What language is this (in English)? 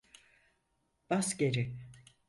Turkish